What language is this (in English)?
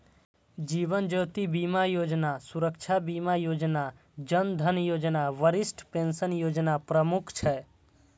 Maithili